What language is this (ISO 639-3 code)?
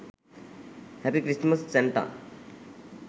sin